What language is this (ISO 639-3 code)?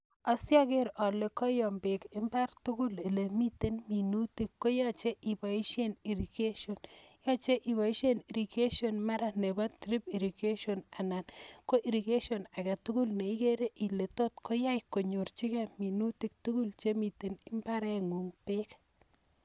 kln